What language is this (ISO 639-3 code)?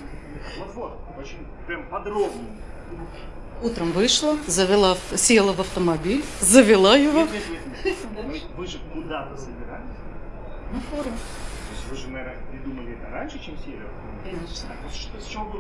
rus